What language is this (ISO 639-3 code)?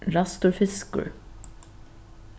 fao